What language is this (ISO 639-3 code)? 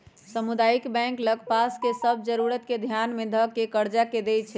mag